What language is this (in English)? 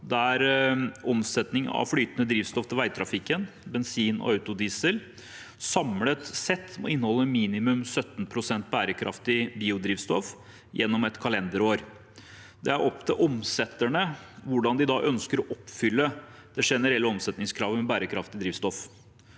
Norwegian